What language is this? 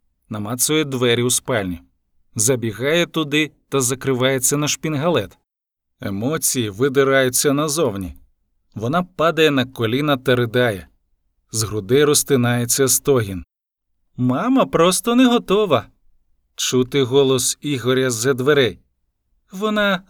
Ukrainian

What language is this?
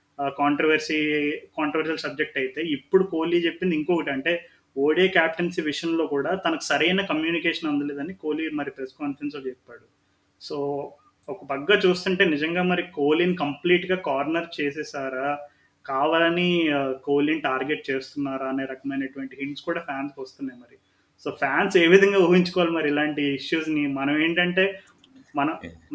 Telugu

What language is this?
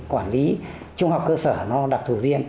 Vietnamese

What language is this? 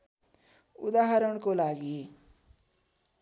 Nepali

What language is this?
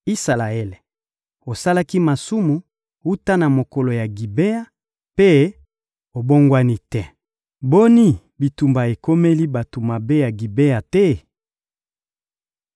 Lingala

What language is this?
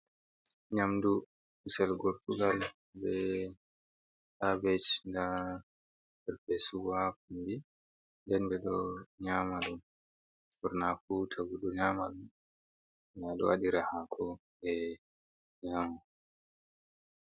Fula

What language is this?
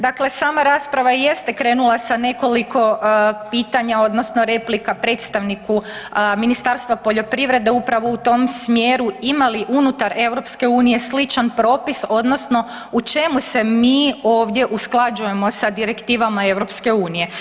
Croatian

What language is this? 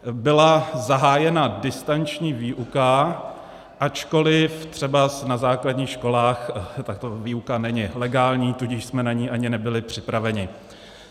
Czech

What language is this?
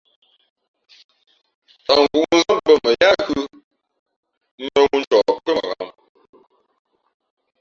Fe'fe'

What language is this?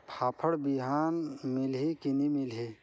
Chhattisgarhi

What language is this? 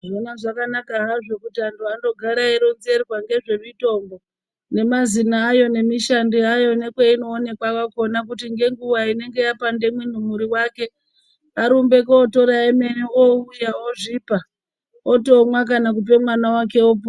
Ndau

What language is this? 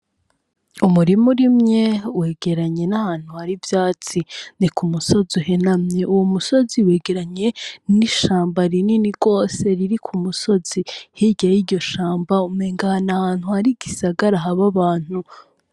Rundi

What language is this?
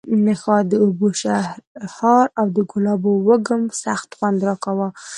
Pashto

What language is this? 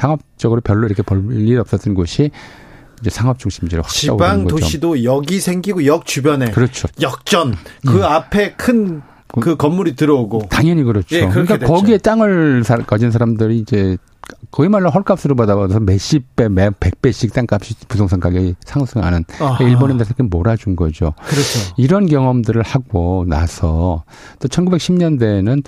Korean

